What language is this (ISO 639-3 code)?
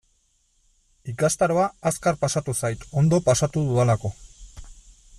eus